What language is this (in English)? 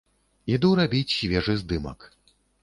Belarusian